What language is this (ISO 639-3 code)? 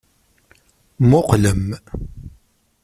kab